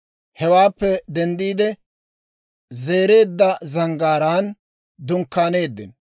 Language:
Dawro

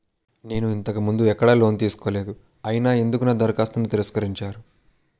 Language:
Telugu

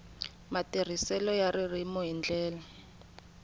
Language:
Tsonga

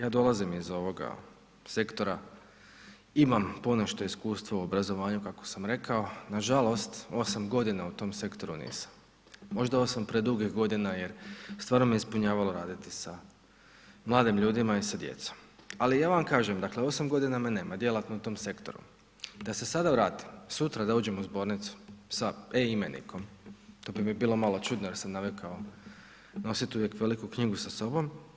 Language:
Croatian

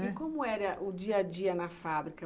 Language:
Portuguese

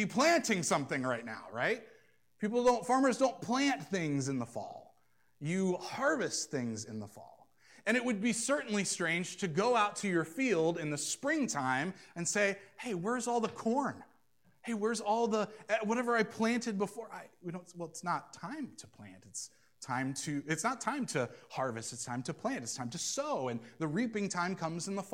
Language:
English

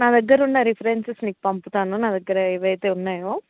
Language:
Telugu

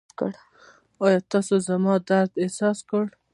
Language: Pashto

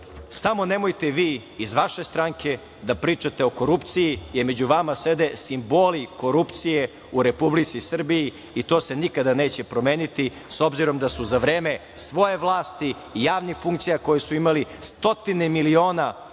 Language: Serbian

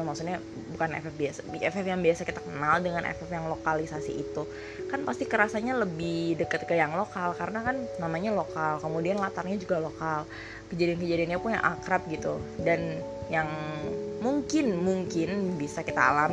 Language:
Indonesian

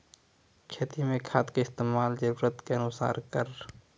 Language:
Maithili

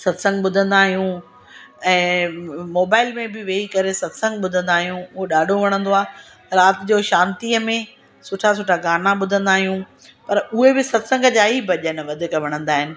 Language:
Sindhi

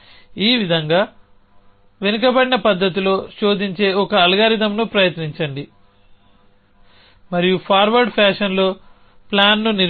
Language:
Telugu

